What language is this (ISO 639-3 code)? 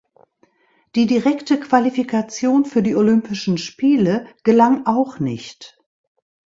deu